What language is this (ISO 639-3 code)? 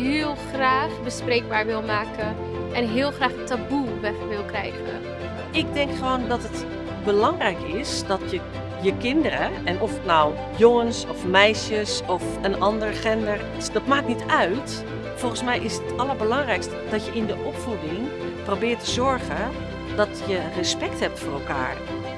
nld